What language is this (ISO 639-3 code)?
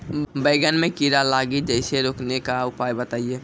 mai